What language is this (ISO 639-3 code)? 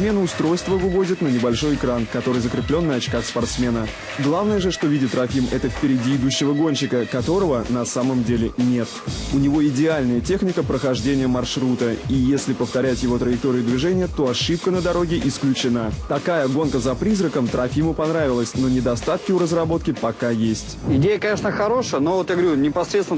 rus